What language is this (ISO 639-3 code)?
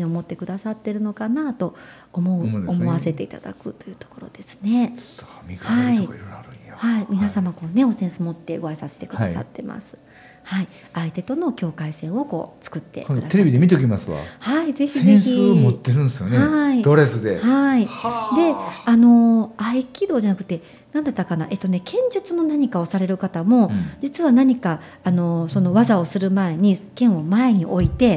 jpn